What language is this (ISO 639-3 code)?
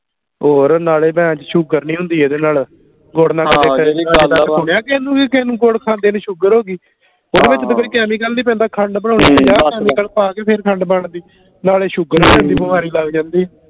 pan